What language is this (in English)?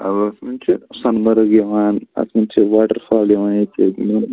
Kashmiri